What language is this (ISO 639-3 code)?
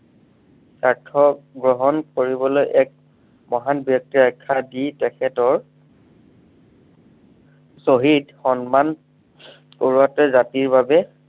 asm